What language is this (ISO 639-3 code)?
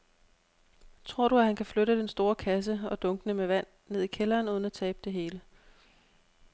dan